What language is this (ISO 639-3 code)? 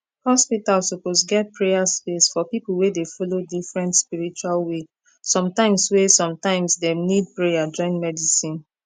pcm